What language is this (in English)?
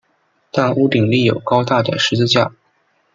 Chinese